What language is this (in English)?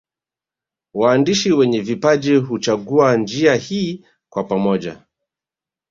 Swahili